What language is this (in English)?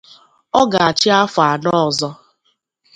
Igbo